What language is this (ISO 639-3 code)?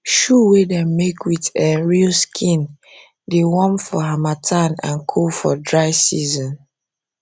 pcm